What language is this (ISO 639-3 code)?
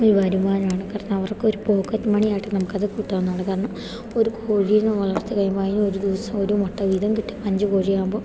mal